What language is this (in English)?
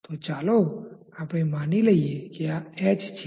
Gujarati